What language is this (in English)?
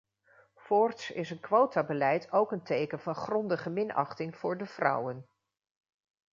Dutch